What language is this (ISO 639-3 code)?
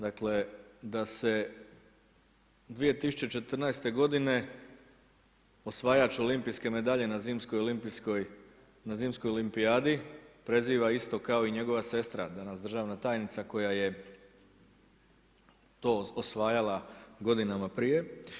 hrv